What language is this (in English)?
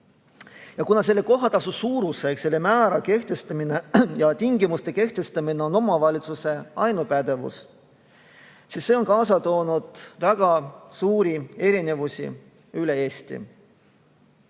Estonian